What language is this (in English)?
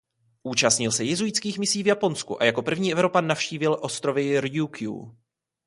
Czech